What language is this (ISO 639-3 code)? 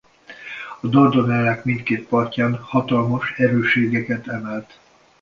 hun